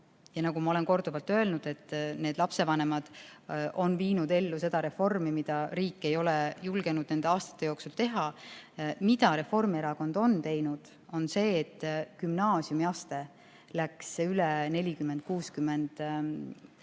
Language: Estonian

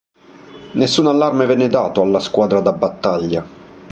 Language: Italian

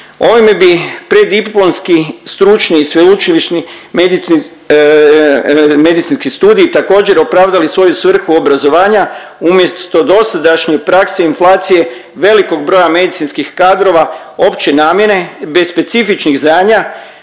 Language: Croatian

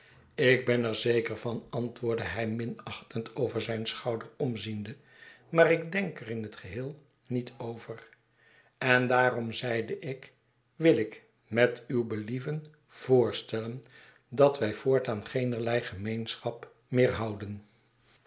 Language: Dutch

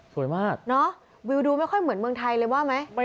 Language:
Thai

